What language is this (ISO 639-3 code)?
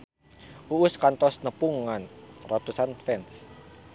sun